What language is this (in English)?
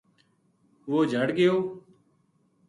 Gujari